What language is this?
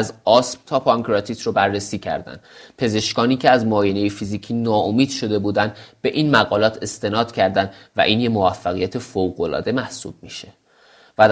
Persian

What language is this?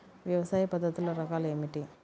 Telugu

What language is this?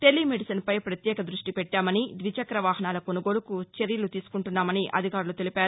Telugu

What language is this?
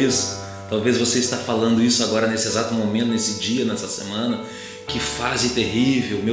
Portuguese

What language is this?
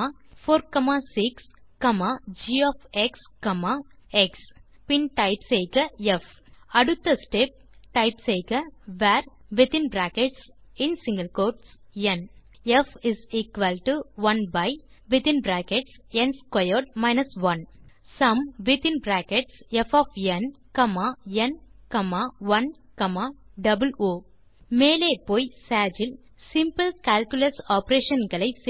Tamil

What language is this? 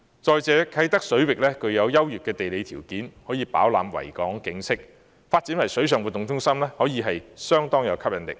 Cantonese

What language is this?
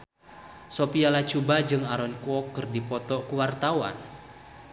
Sundanese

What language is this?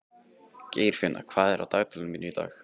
Icelandic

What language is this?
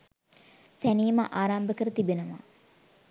Sinhala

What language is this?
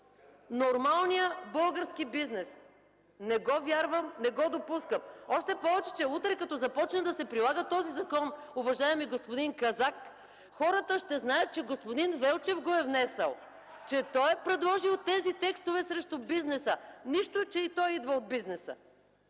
Bulgarian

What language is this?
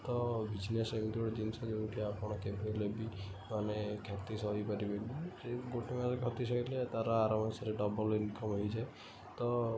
Odia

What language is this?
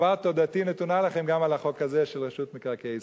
Hebrew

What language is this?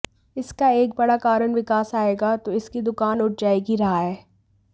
Hindi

